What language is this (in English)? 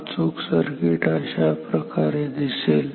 Marathi